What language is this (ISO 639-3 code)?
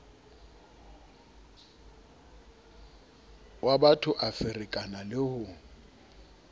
sot